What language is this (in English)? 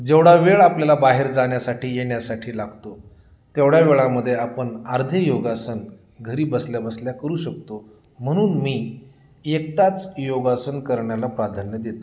Marathi